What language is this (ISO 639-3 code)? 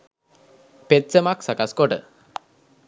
sin